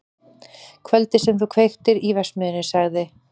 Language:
Icelandic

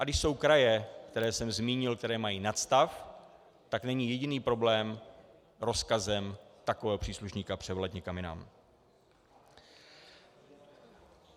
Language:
Czech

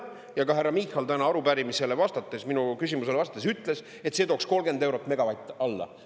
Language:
Estonian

